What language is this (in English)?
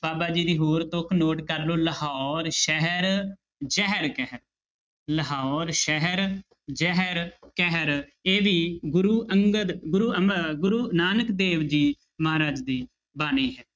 Punjabi